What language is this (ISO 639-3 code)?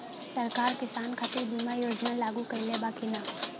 bho